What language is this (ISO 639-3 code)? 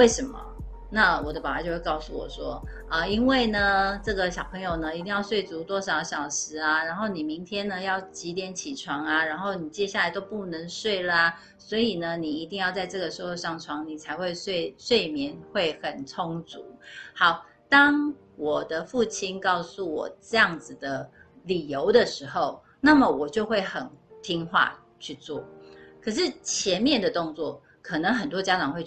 zho